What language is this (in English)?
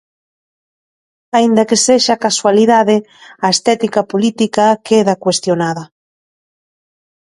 Galician